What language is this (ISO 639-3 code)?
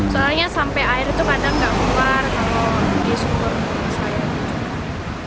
ind